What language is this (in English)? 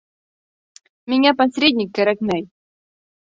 Bashkir